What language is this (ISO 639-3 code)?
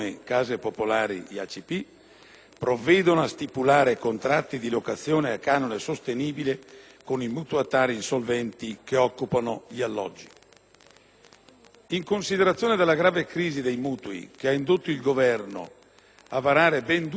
ita